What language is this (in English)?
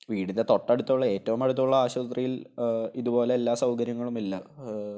Malayalam